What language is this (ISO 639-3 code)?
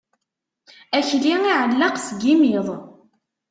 kab